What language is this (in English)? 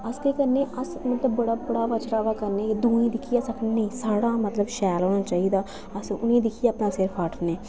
Dogri